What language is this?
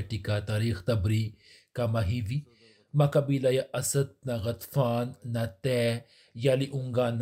Swahili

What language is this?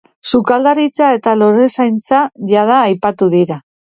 Basque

